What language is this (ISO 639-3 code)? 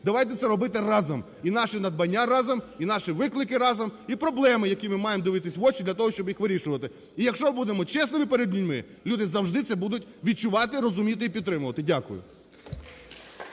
ukr